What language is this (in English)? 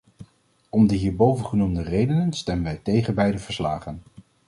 Dutch